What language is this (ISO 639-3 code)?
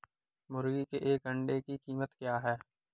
hin